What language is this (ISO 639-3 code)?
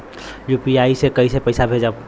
bho